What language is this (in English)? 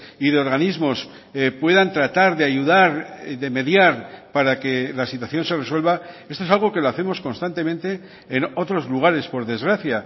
Spanish